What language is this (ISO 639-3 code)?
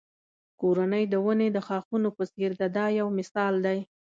pus